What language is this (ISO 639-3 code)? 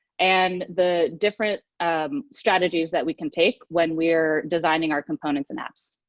eng